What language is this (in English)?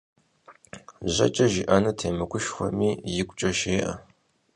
Kabardian